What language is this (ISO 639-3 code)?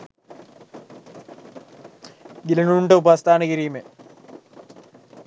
sin